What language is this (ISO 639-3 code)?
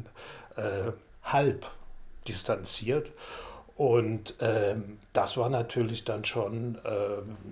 deu